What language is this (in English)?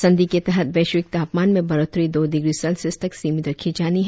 Hindi